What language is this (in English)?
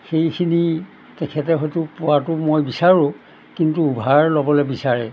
Assamese